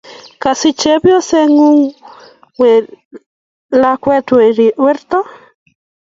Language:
Kalenjin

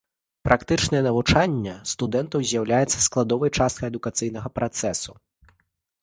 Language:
Belarusian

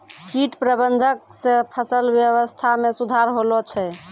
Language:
Maithili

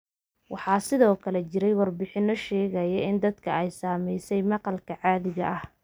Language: Somali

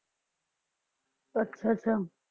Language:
Punjabi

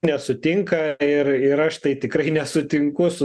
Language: Lithuanian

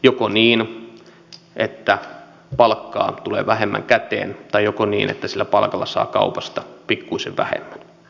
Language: Finnish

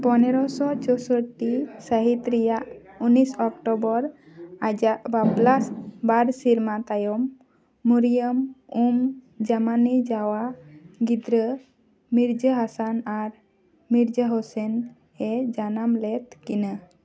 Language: Santali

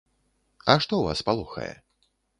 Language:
Belarusian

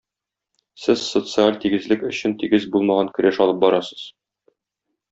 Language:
Tatar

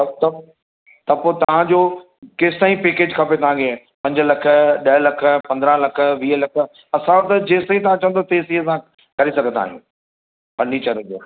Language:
Sindhi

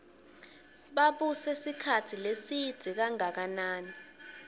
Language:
Swati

